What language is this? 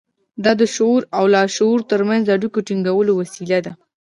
Pashto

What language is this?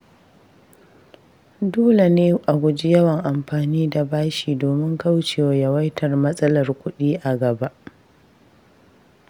Hausa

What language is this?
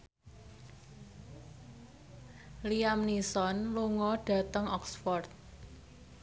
Javanese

